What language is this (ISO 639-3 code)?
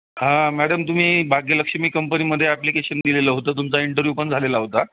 mar